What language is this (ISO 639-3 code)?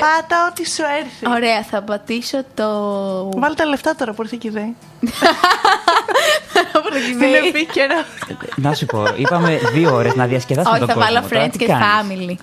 ell